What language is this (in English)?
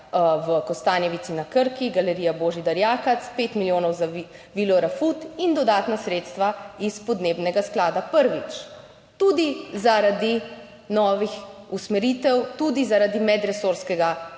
Slovenian